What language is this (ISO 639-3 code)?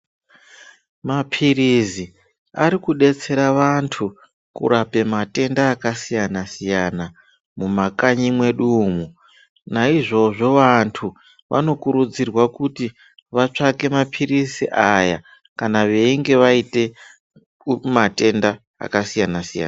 ndc